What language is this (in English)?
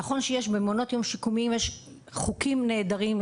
Hebrew